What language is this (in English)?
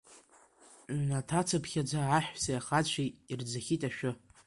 Abkhazian